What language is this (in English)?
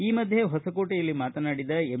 Kannada